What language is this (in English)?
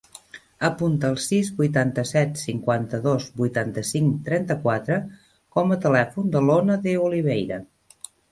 Catalan